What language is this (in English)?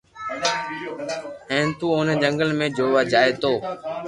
Loarki